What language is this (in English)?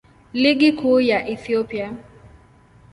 Swahili